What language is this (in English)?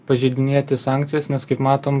Lithuanian